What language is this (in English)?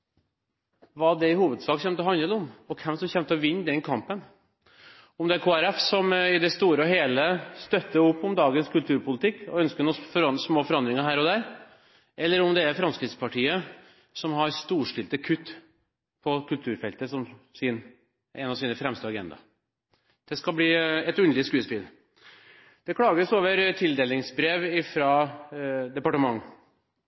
Norwegian Bokmål